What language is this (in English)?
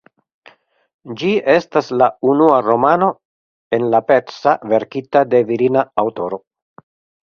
Esperanto